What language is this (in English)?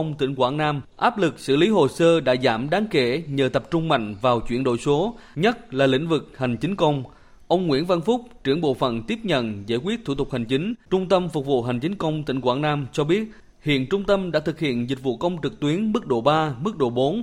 Vietnamese